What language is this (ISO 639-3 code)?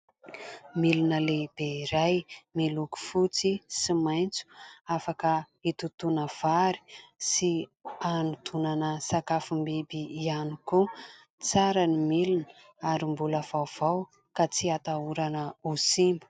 mlg